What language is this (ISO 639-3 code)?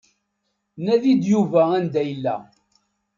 kab